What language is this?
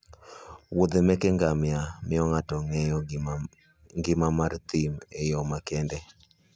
Luo (Kenya and Tanzania)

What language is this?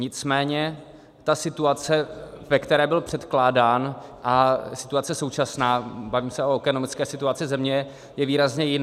Czech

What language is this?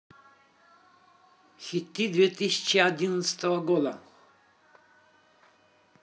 Russian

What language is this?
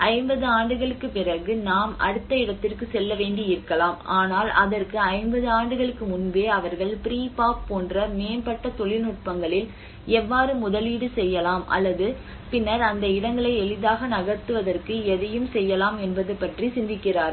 Tamil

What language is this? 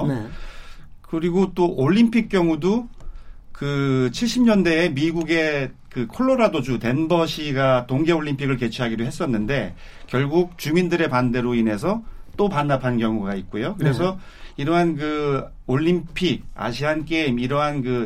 Korean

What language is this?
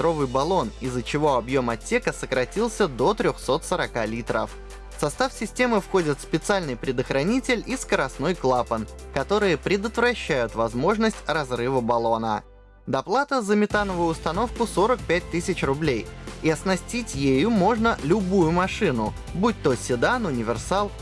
Russian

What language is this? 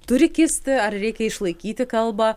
Lithuanian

